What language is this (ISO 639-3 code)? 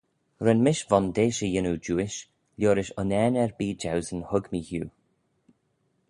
glv